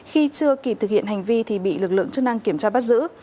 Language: Vietnamese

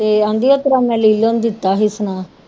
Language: Punjabi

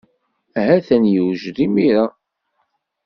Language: Kabyle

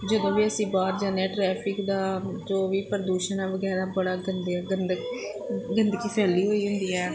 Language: Punjabi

